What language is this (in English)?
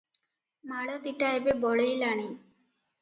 Odia